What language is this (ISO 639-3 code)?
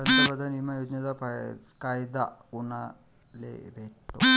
mar